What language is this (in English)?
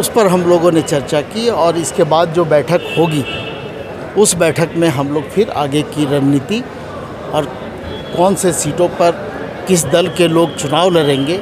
Hindi